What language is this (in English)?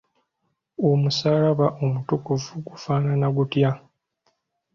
Ganda